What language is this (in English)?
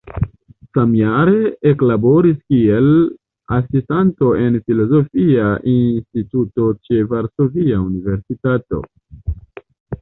Esperanto